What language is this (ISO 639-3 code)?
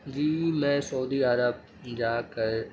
urd